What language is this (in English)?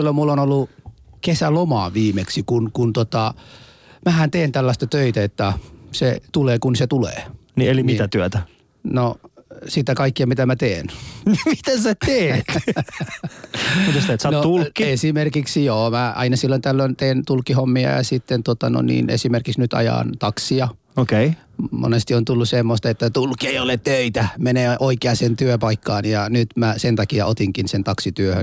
Finnish